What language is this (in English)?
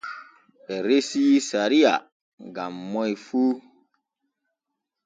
Borgu Fulfulde